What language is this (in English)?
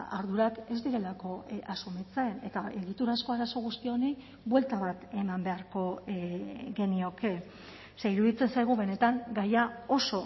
Basque